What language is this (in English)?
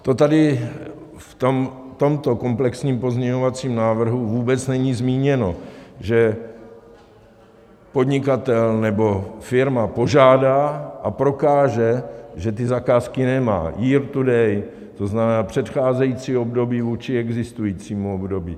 Czech